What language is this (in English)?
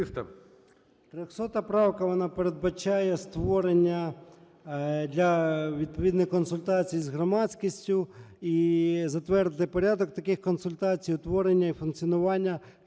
Ukrainian